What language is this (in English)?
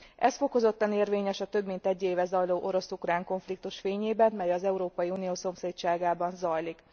Hungarian